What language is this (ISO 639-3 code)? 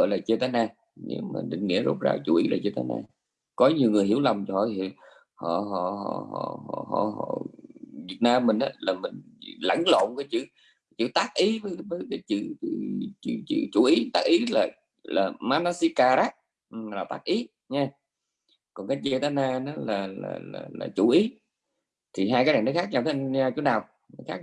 vie